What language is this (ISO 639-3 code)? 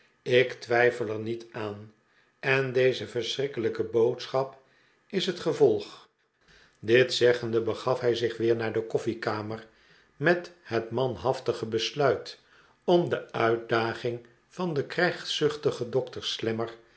nld